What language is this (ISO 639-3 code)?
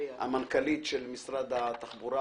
heb